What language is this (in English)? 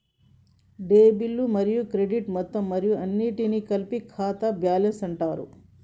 Telugu